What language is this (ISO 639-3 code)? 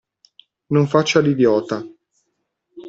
ita